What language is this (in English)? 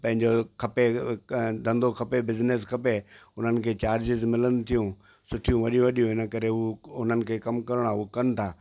Sindhi